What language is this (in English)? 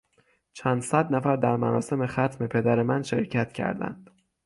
Persian